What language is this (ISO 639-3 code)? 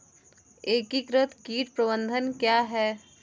hin